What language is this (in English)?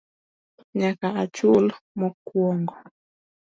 Luo (Kenya and Tanzania)